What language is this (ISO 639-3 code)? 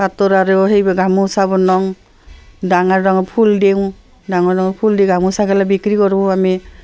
asm